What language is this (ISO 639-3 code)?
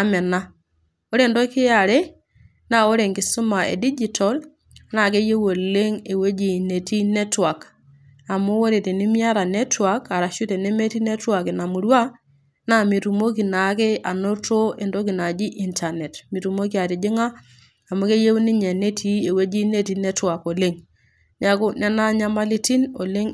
mas